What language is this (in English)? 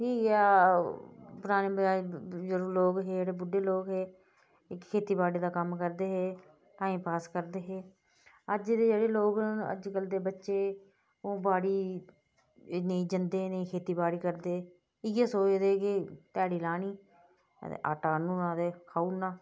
Dogri